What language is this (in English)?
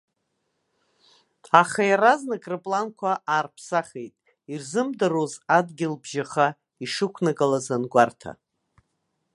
Abkhazian